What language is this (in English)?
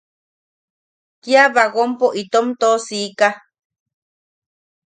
Yaqui